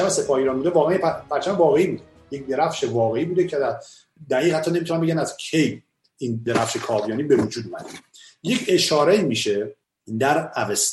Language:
Persian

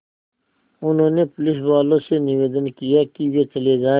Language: Hindi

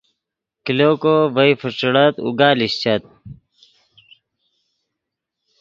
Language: Yidgha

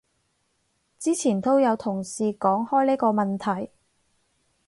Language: Cantonese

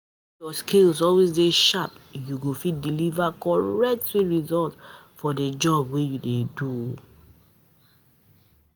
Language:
Nigerian Pidgin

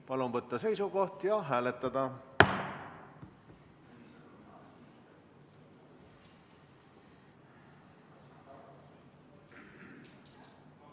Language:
Estonian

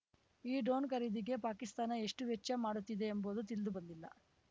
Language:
Kannada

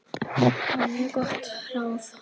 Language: Icelandic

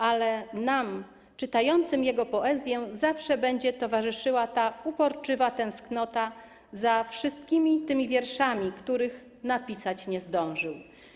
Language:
Polish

